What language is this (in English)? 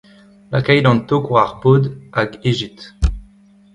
Breton